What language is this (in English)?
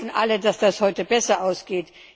German